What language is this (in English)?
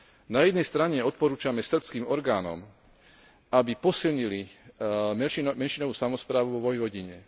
Slovak